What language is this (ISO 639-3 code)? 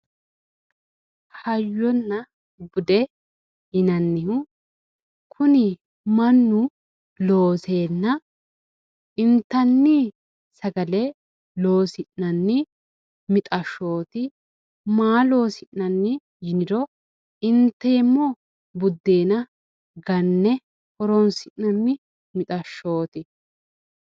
sid